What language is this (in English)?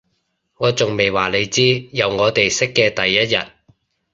Cantonese